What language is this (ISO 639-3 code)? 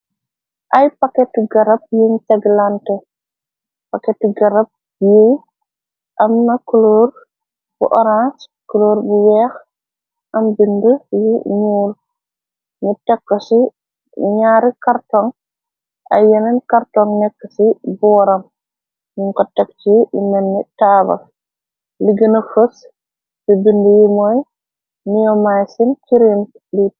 wol